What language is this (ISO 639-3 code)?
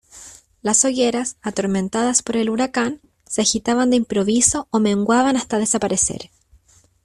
spa